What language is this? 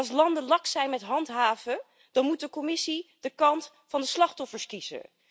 Dutch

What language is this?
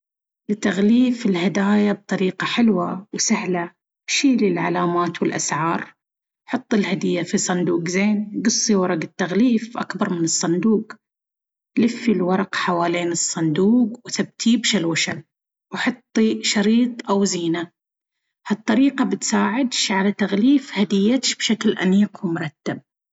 Baharna Arabic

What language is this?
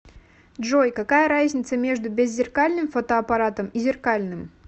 Russian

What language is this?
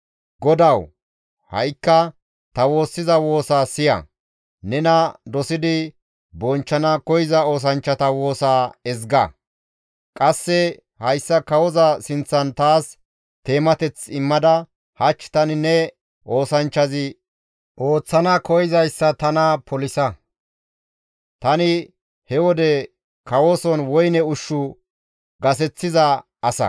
Gamo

